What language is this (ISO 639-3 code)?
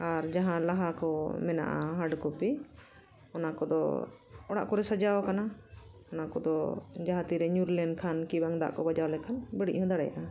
sat